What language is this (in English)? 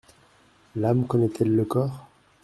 French